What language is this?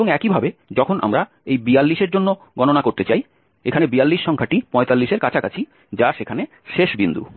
Bangla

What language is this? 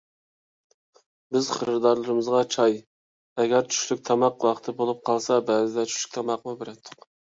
Uyghur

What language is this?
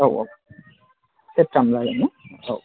Bodo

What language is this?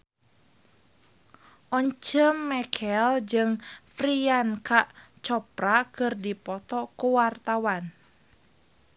Sundanese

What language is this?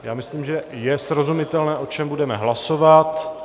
Czech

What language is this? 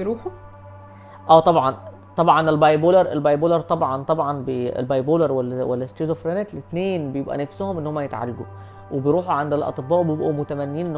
Arabic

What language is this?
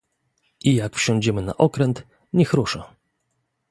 Polish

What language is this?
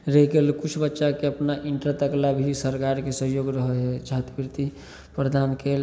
Maithili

